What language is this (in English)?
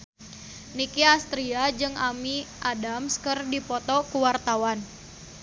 Sundanese